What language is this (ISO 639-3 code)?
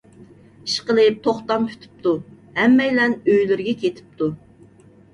uig